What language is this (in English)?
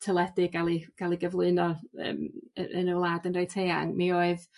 Welsh